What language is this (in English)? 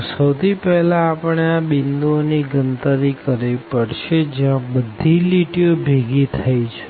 Gujarati